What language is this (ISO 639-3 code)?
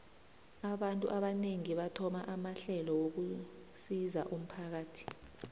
nbl